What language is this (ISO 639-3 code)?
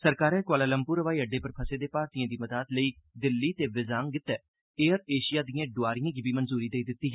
doi